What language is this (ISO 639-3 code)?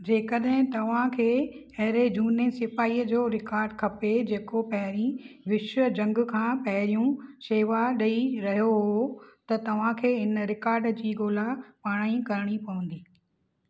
snd